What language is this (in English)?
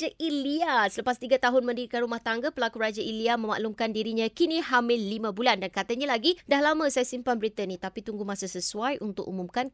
Malay